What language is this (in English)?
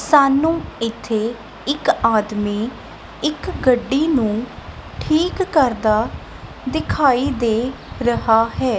Punjabi